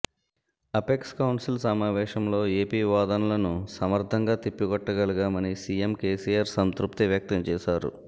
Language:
Telugu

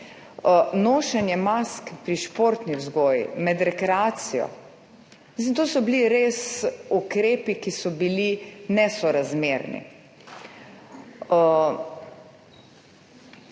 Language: Slovenian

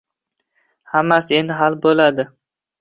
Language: Uzbek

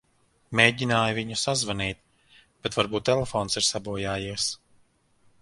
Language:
Latvian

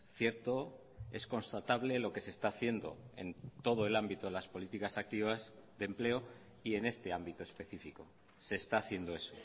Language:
Spanish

